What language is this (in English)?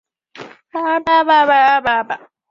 Chinese